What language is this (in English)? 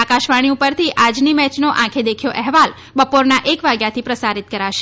Gujarati